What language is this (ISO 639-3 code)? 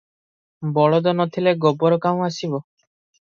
ori